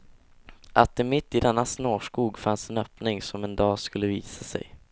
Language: Swedish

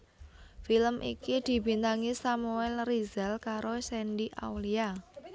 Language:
Javanese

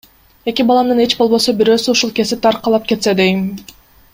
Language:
Kyrgyz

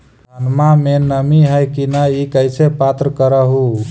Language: Magahi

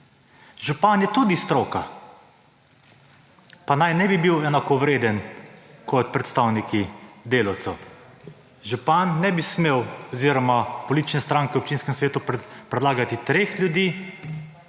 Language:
Slovenian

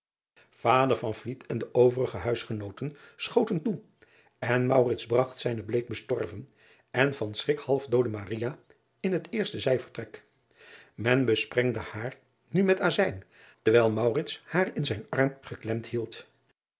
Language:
Dutch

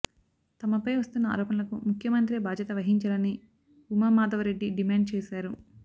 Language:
Telugu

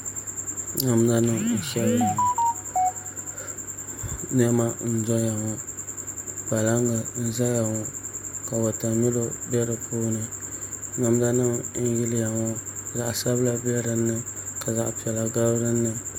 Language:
Dagbani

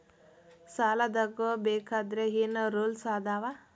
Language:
Kannada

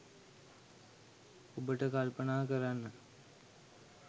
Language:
Sinhala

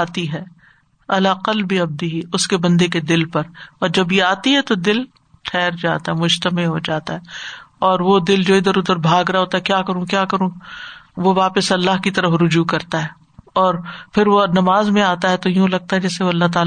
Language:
Urdu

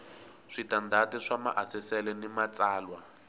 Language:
Tsonga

